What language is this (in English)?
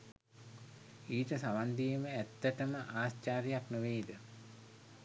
Sinhala